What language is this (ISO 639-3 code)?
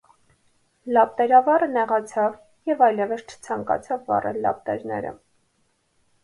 hye